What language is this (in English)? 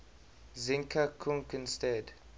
English